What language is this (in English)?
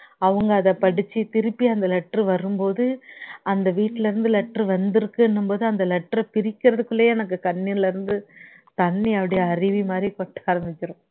Tamil